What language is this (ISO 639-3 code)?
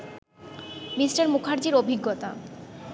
ben